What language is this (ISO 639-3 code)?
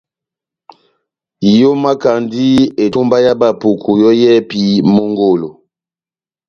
bnm